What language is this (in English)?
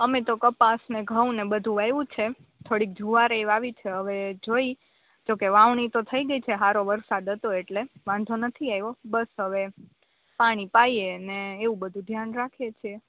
Gujarati